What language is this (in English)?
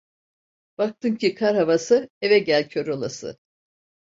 Turkish